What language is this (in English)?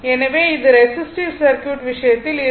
Tamil